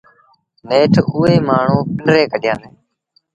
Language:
Sindhi Bhil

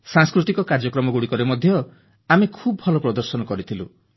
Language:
Odia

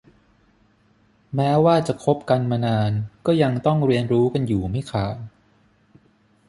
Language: Thai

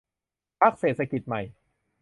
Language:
Thai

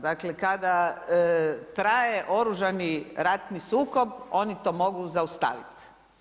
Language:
Croatian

